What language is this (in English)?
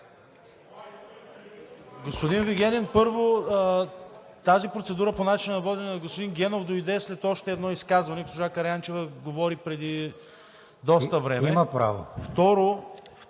Bulgarian